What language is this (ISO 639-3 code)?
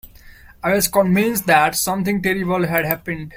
eng